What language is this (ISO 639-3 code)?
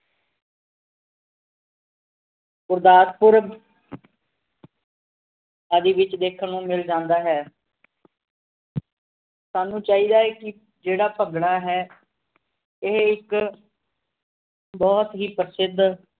pan